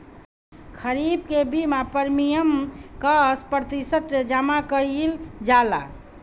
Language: Bhojpuri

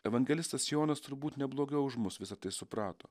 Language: Lithuanian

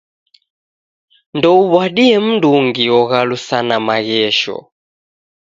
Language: Taita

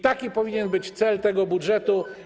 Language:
Polish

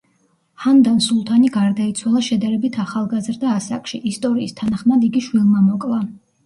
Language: Georgian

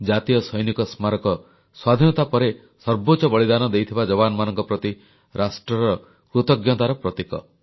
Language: Odia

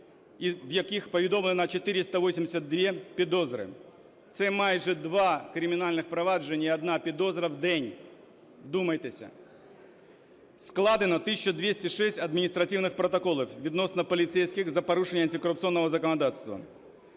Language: Ukrainian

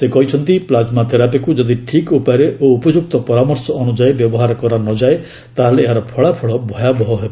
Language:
Odia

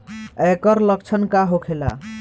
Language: Bhojpuri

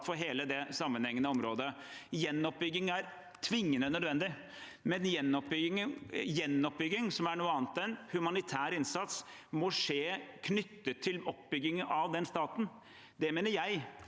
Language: Norwegian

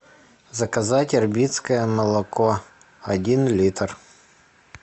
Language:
Russian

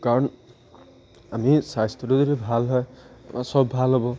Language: Assamese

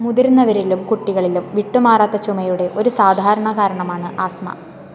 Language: Malayalam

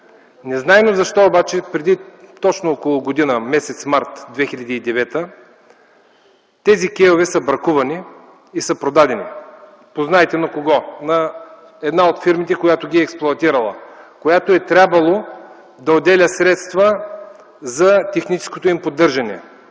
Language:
Bulgarian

